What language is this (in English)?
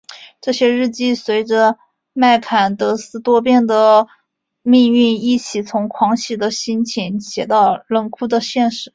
Chinese